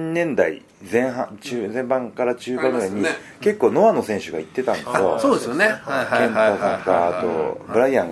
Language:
Japanese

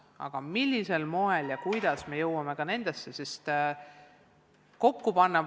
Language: Estonian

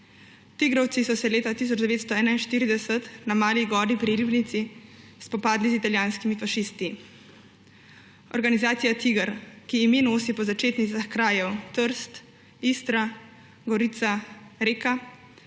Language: Slovenian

